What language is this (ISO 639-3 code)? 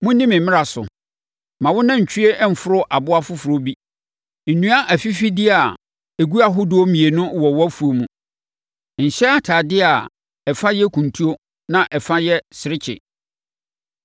aka